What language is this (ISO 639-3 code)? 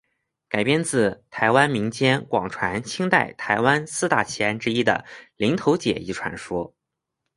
zho